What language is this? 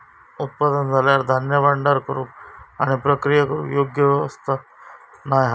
Marathi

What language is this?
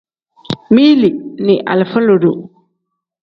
Tem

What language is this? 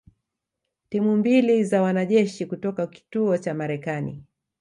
Swahili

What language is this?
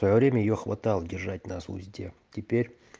Russian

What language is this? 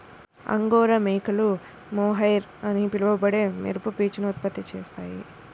Telugu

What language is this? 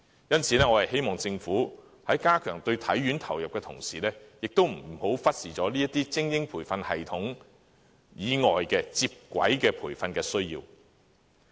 Cantonese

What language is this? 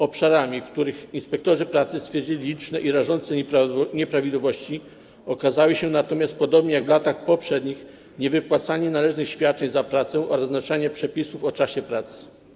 Polish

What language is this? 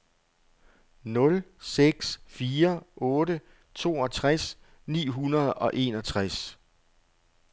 Danish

